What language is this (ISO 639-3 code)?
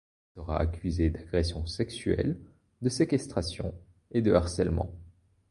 fra